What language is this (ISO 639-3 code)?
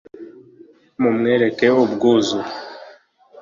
kin